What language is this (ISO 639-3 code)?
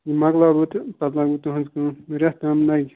kas